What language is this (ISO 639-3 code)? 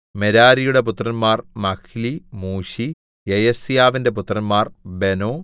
mal